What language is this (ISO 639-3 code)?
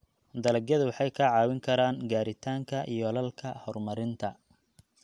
som